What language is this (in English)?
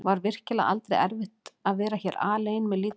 Icelandic